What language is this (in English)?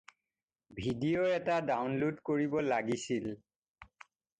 Assamese